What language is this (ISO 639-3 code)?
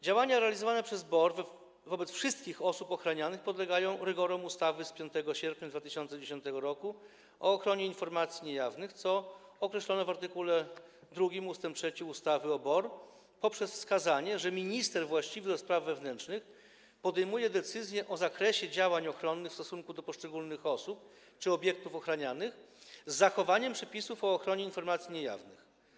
pol